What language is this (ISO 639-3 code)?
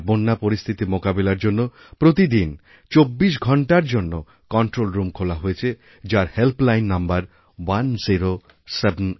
ben